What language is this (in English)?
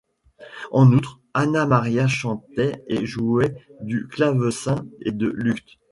French